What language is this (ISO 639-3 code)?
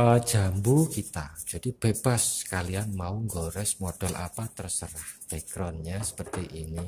ind